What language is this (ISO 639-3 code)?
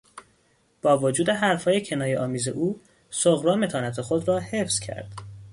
fas